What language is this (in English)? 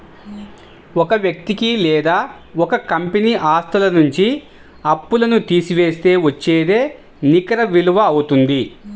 Telugu